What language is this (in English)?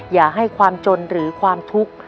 Thai